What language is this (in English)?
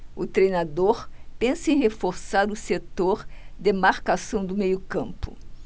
Portuguese